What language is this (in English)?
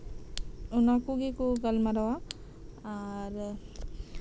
Santali